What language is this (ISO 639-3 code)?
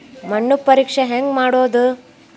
kan